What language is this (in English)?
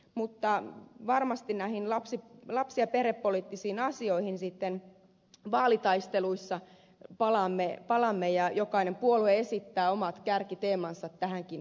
Finnish